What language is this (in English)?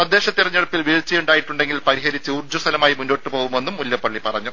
Malayalam